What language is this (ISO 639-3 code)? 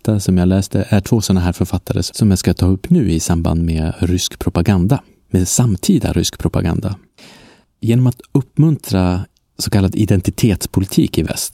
swe